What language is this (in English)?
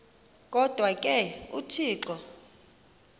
Xhosa